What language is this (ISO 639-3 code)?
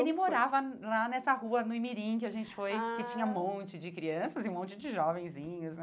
por